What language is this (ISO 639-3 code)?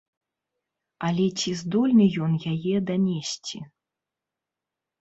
bel